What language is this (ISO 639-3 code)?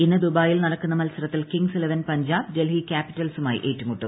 mal